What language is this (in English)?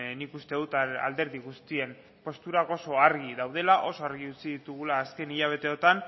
Basque